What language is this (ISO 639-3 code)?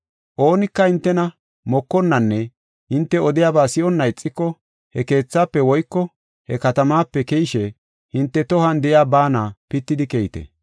gof